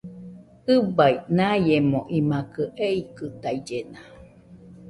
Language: Nüpode Huitoto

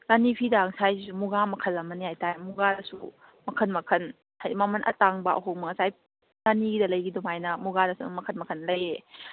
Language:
Manipuri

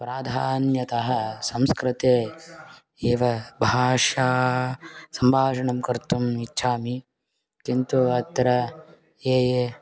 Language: Sanskrit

